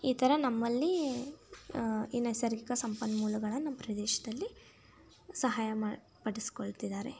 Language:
Kannada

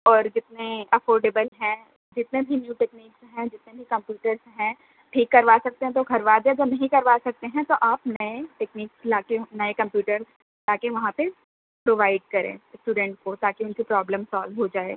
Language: Urdu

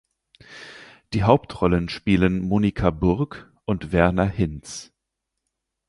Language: German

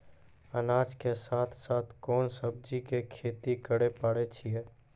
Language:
Maithili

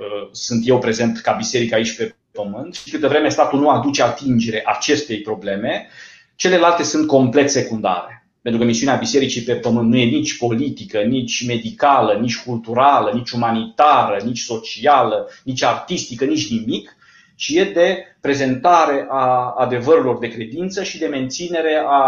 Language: Romanian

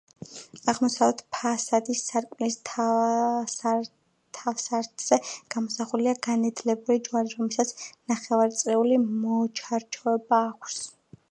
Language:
Georgian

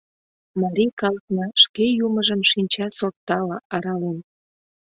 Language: Mari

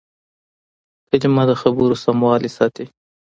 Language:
Pashto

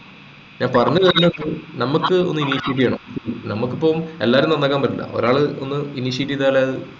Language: Malayalam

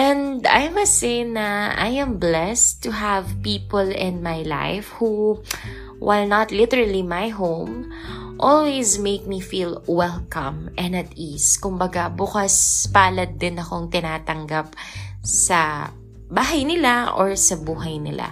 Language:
Filipino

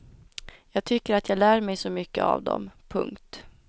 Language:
Swedish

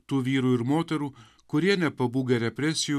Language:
Lithuanian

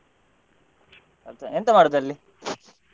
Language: Kannada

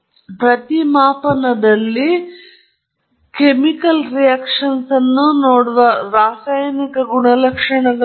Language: Kannada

